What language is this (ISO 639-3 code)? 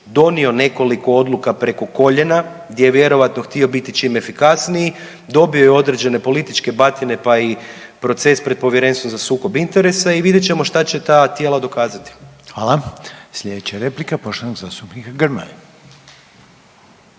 hrv